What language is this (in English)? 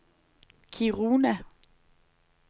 Danish